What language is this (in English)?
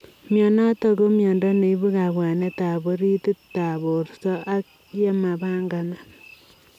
Kalenjin